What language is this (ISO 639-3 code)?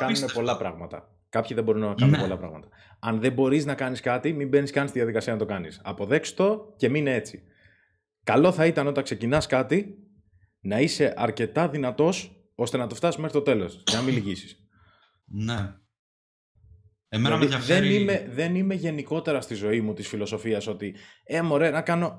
ell